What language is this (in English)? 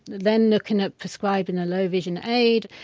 English